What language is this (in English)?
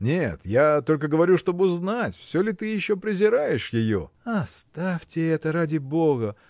Russian